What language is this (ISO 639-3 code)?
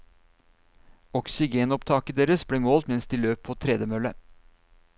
nor